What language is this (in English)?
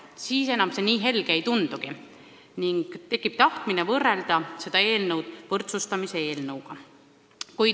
Estonian